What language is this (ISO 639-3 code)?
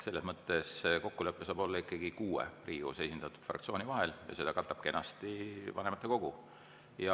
est